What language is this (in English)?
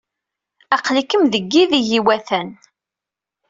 Kabyle